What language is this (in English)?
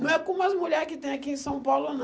Portuguese